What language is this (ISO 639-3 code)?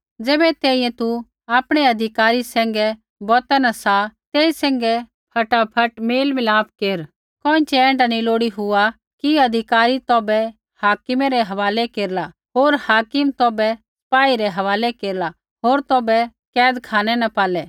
kfx